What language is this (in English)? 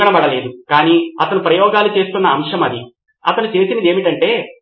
Telugu